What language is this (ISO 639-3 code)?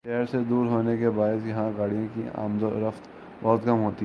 urd